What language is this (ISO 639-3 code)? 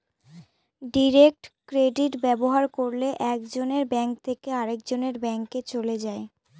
ben